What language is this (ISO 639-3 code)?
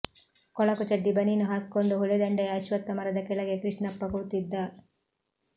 kan